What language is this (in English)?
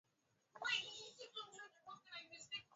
Swahili